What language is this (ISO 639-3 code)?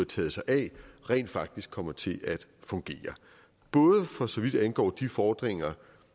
dan